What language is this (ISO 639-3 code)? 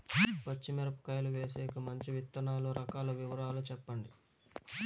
tel